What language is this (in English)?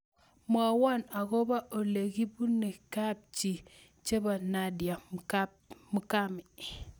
Kalenjin